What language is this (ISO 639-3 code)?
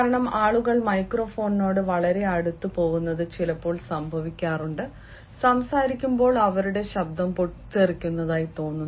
mal